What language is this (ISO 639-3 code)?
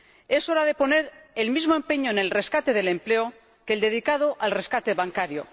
spa